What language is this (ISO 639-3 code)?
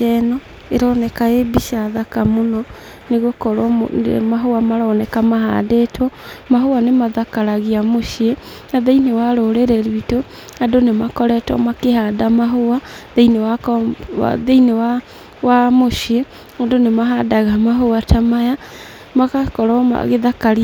kik